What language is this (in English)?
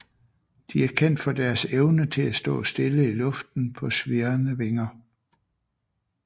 Danish